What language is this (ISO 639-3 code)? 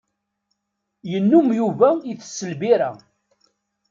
kab